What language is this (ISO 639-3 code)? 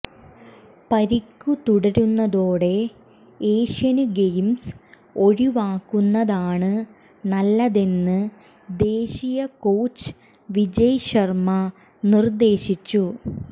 mal